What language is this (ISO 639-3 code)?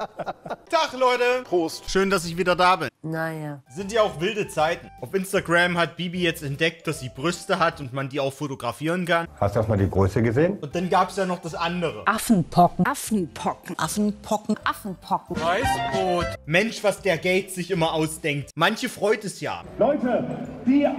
deu